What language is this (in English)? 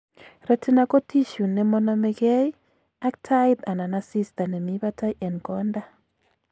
Kalenjin